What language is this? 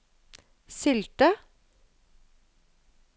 Norwegian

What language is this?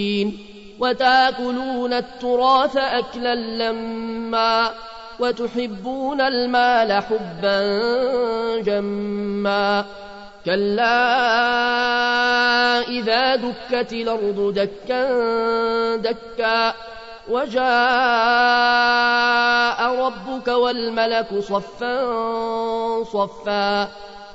Arabic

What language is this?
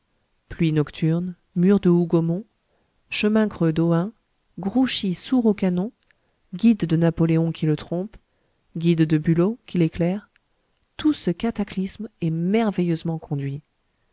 French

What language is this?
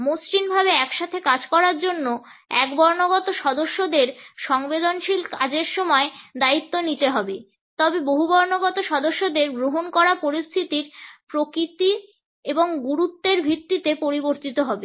Bangla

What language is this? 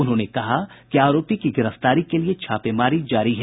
Hindi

